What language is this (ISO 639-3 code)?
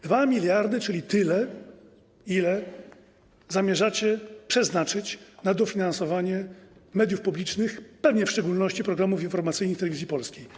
pol